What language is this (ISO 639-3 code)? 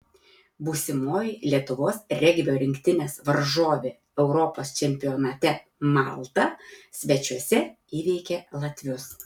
lit